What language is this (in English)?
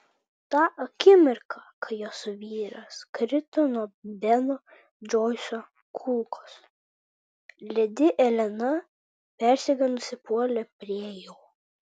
Lithuanian